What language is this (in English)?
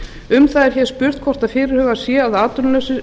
Icelandic